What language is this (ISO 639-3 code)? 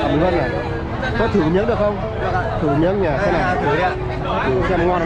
vie